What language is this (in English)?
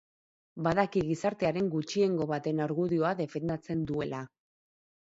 Basque